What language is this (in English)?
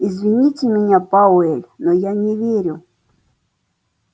Russian